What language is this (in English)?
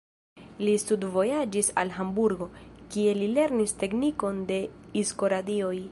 Esperanto